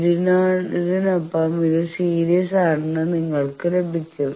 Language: Malayalam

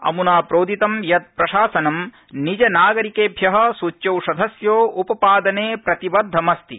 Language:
Sanskrit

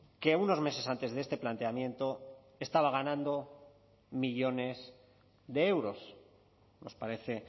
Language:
Spanish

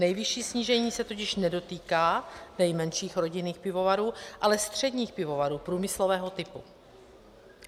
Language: Czech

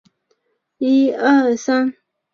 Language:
Chinese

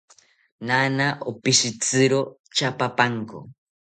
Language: South Ucayali Ashéninka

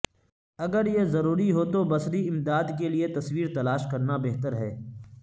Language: Urdu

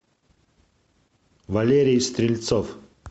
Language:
Russian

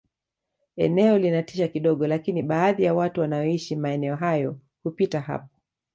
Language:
Swahili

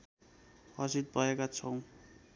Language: Nepali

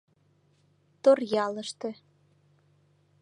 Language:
Mari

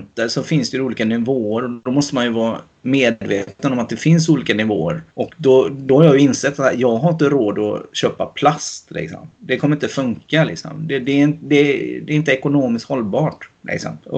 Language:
Swedish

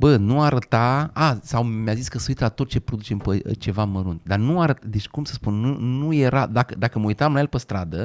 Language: Romanian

